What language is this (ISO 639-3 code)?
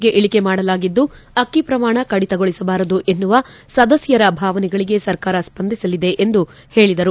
kan